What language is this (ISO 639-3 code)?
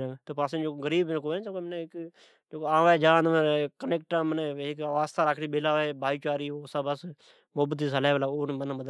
odk